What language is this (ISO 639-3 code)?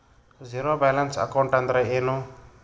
kan